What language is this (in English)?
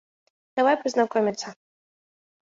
Mari